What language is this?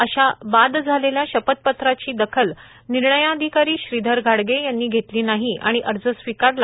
Marathi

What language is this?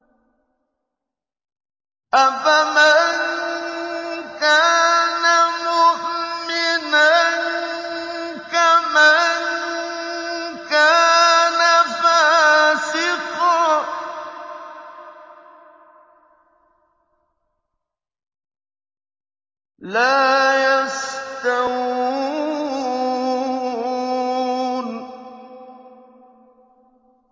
Arabic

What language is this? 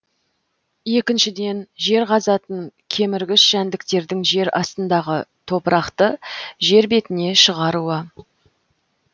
Kazakh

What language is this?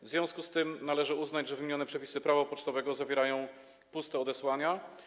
Polish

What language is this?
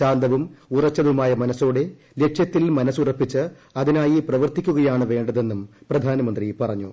Malayalam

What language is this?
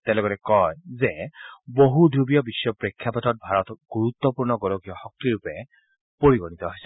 Assamese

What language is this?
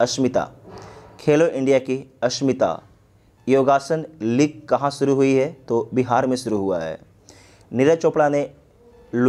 Hindi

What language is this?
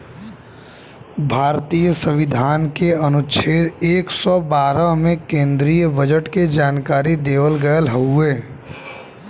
Bhojpuri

